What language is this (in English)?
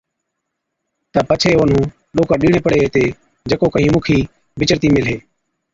Od